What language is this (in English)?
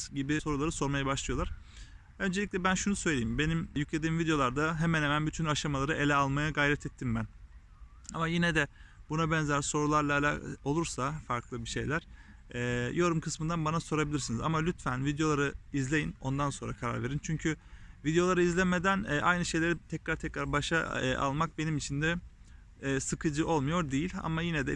Turkish